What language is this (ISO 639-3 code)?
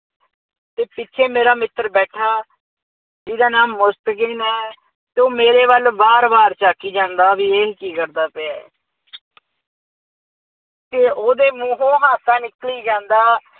pan